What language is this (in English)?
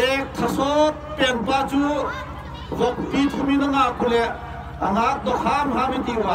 Dutch